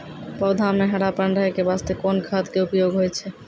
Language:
Maithili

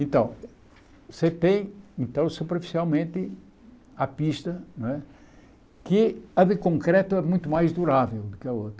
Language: Portuguese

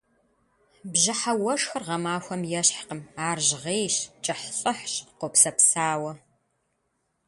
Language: Kabardian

